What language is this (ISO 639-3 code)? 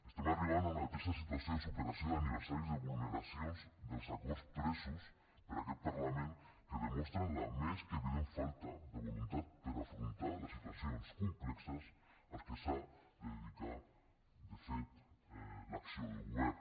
cat